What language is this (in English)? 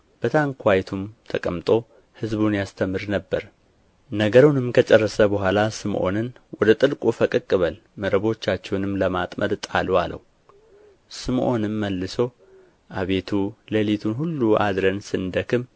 Amharic